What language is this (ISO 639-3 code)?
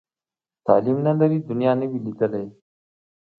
pus